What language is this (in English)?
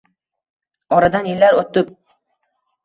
Uzbek